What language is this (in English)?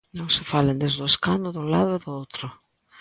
Galician